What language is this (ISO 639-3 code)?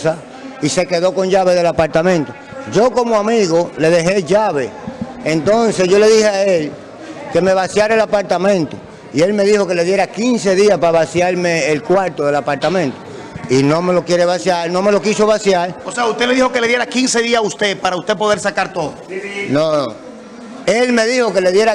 spa